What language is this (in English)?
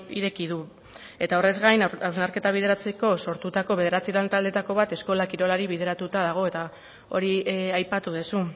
Basque